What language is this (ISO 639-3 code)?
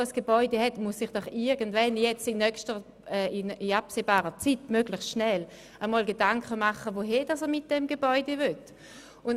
gsw